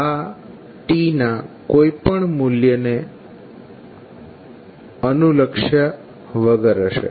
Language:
Gujarati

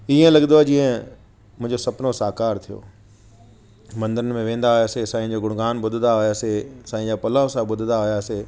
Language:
Sindhi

